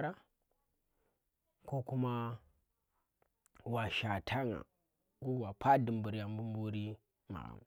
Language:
Tera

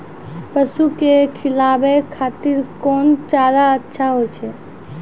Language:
Maithili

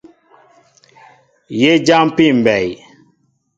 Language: Mbo (Cameroon)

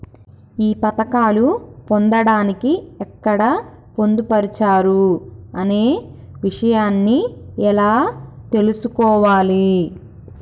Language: Telugu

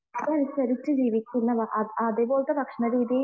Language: Malayalam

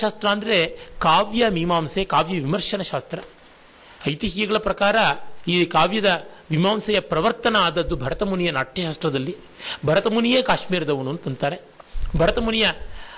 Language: Kannada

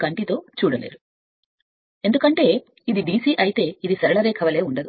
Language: Telugu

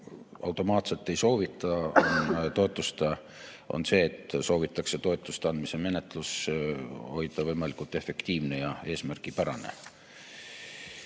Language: Estonian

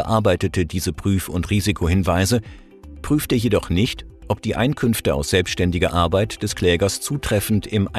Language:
German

